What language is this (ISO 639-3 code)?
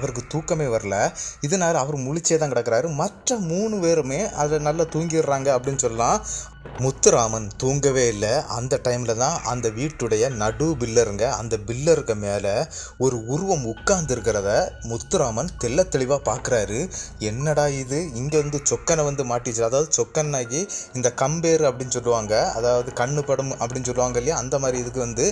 ara